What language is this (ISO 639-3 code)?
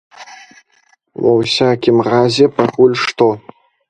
bel